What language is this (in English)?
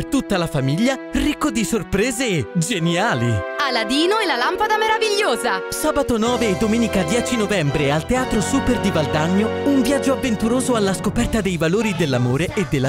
Italian